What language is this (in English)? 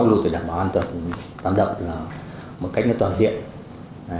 Vietnamese